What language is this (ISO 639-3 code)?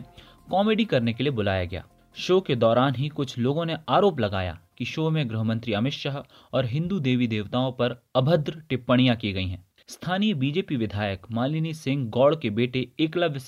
hin